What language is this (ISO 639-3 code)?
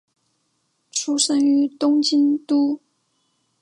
zho